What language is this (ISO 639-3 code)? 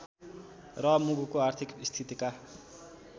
nep